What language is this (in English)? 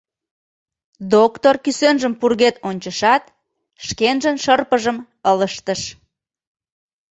Mari